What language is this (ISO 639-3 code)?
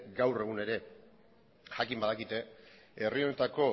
eus